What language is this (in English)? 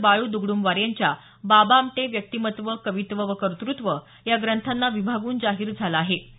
Marathi